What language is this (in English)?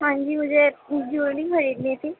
Urdu